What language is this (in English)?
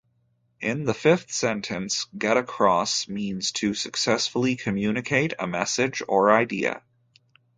English